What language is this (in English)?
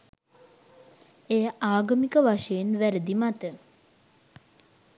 Sinhala